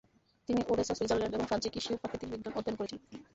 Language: Bangla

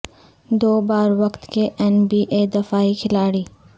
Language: Urdu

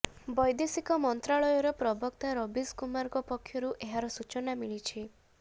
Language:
Odia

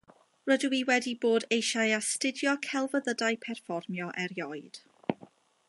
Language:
Welsh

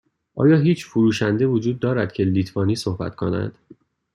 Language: Persian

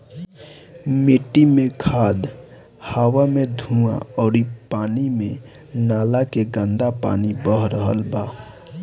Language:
Bhojpuri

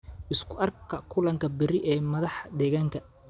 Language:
Somali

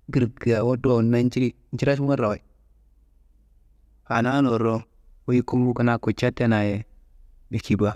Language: Kanembu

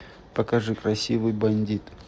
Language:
Russian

